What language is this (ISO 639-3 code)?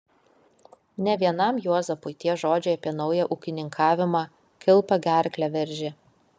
lit